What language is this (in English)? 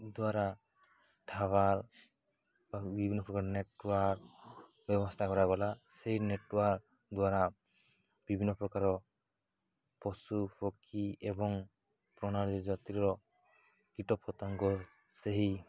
Odia